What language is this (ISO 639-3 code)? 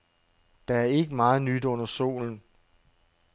dan